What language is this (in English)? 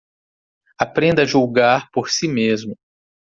Portuguese